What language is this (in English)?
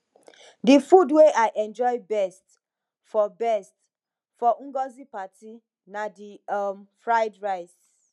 Nigerian Pidgin